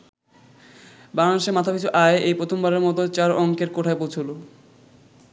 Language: Bangla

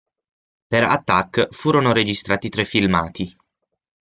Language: Italian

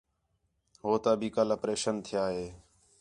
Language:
Khetrani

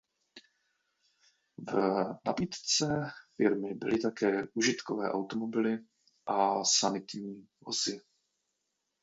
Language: Czech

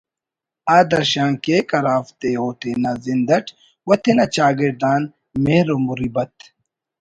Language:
Brahui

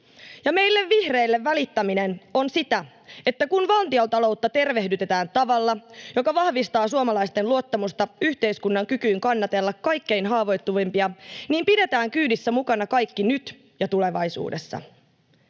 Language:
Finnish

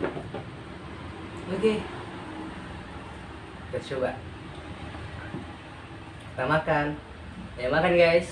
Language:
Indonesian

